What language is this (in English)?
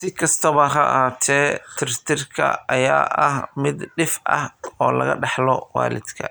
Somali